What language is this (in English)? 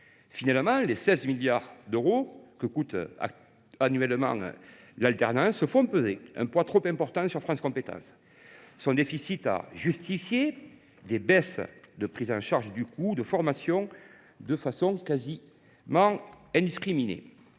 French